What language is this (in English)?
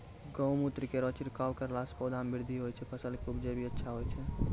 Maithili